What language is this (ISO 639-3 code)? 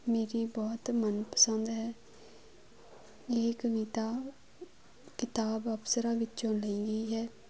pan